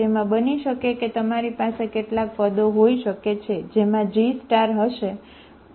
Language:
Gujarati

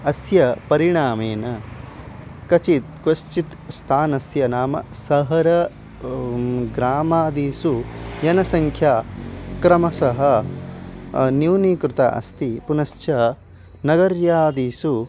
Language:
Sanskrit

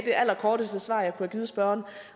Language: Danish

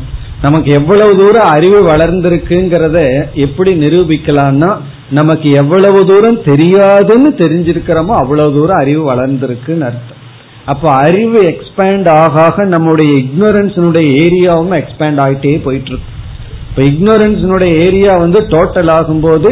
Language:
Tamil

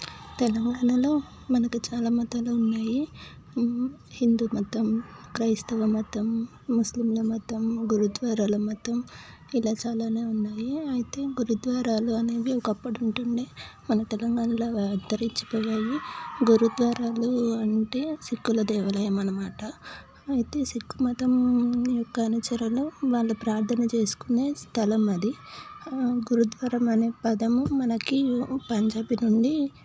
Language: Telugu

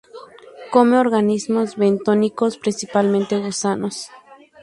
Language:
Spanish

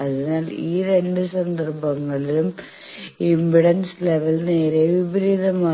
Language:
Malayalam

